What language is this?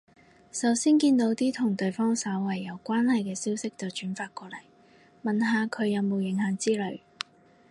Cantonese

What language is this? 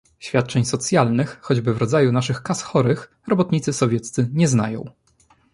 Polish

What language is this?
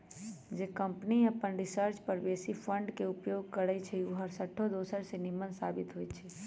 Magahi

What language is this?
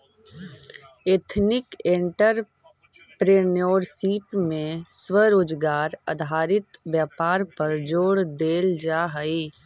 Magahi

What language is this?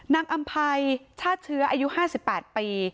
Thai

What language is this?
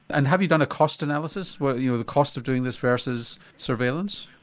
English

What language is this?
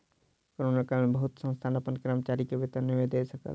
Maithili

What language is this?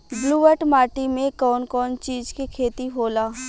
Bhojpuri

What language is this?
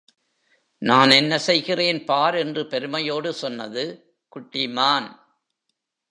Tamil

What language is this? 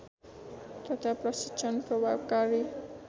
Nepali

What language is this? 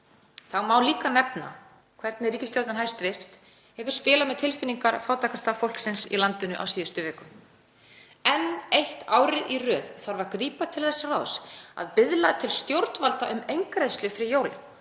Icelandic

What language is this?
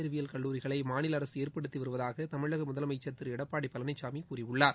Tamil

